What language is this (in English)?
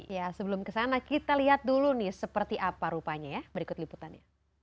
Indonesian